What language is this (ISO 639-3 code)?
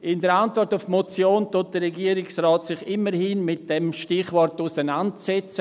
gsw